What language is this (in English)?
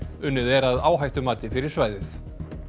Icelandic